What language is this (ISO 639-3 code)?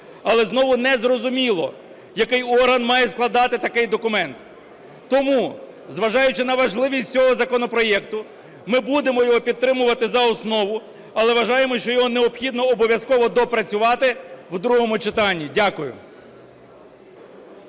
ukr